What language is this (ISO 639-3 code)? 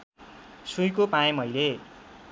nep